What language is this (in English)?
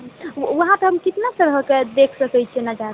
Maithili